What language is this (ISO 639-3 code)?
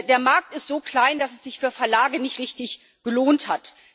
deu